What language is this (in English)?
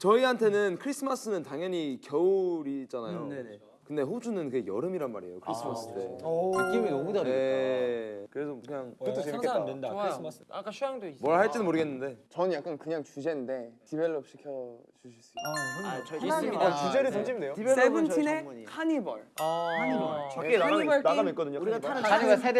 Korean